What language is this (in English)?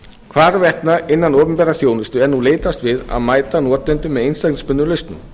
Icelandic